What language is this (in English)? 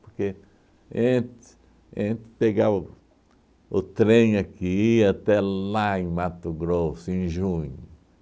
Portuguese